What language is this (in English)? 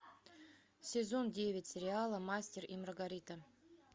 Russian